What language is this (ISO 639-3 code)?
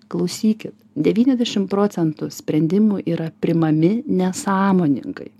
lit